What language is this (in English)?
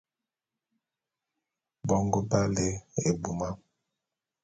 Bulu